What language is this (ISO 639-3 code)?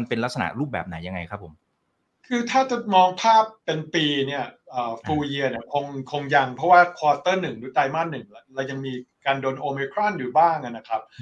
tha